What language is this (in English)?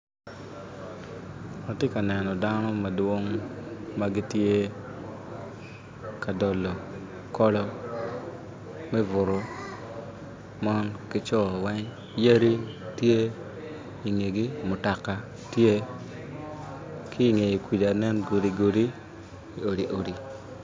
Acoli